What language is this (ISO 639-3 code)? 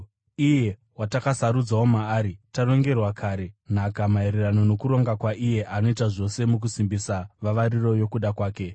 sna